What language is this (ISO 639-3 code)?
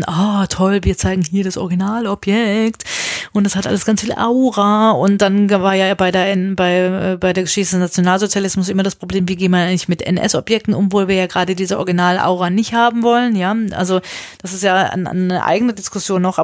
deu